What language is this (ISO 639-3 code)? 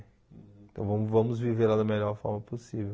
por